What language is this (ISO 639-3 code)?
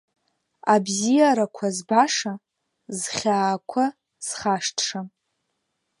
abk